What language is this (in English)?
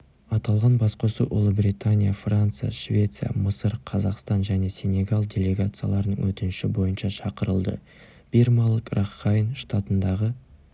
Kazakh